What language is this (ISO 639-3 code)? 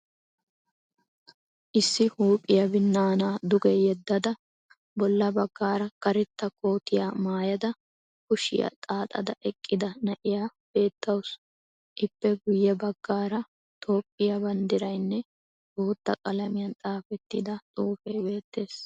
wal